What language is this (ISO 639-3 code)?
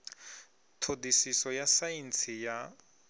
ven